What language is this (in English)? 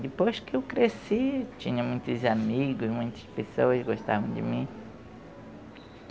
Portuguese